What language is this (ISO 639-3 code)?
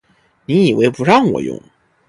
zho